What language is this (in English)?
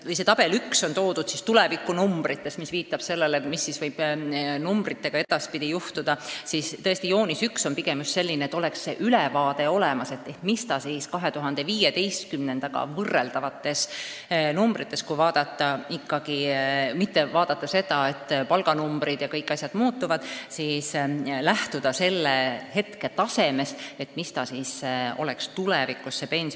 Estonian